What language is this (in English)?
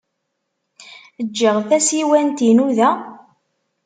Kabyle